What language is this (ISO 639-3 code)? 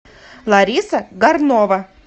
rus